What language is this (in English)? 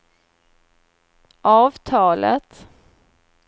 Swedish